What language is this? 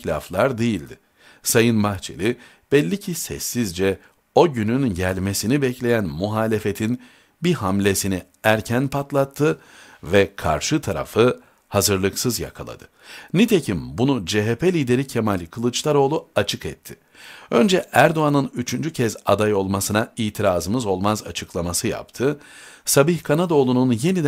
Turkish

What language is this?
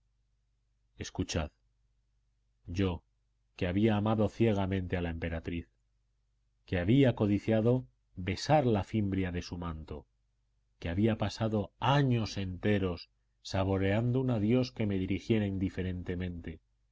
Spanish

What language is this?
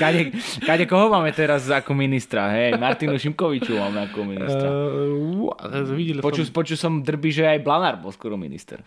Slovak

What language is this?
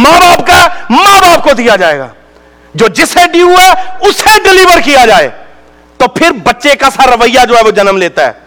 Urdu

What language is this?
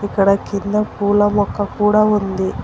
Telugu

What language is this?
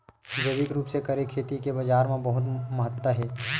Chhattisgarhi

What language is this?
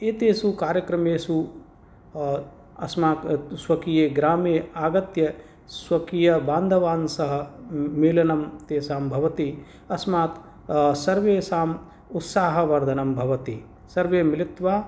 Sanskrit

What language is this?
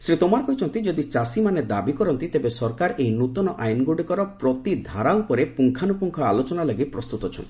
Odia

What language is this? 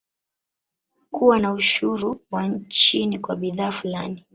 Swahili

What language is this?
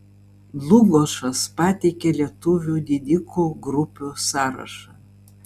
Lithuanian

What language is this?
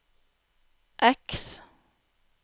Norwegian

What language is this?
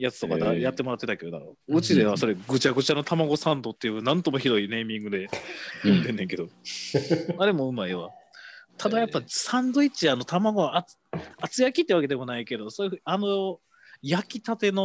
Japanese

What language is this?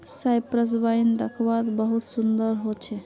Magahi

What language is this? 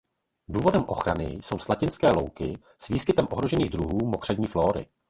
Czech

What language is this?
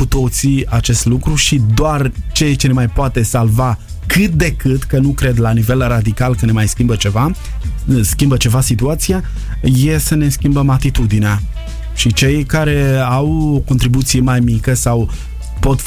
Romanian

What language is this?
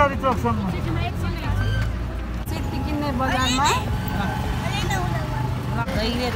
Thai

